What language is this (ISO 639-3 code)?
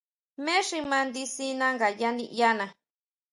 mau